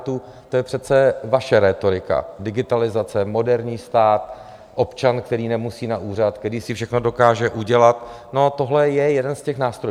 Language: Czech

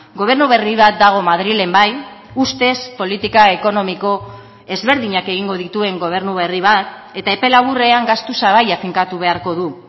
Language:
Basque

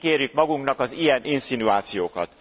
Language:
Hungarian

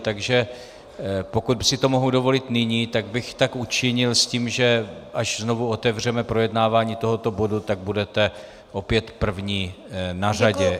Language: Czech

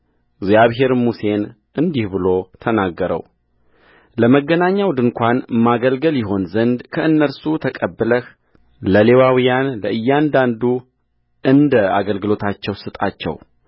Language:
Amharic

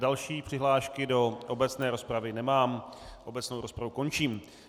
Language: Czech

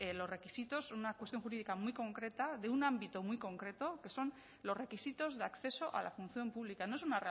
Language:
Spanish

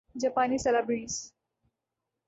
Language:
Urdu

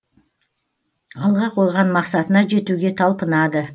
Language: Kazakh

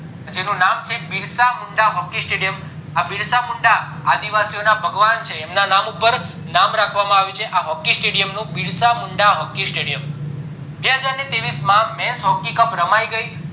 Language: Gujarati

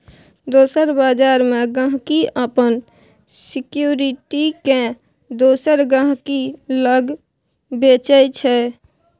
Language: Maithili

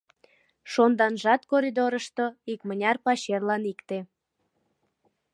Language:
Mari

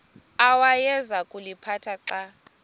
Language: Xhosa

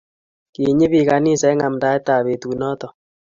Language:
Kalenjin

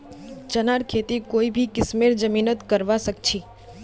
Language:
Magahi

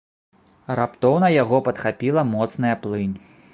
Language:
Belarusian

